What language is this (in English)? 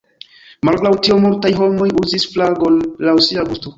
Esperanto